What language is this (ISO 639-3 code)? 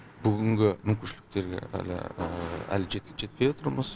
kaz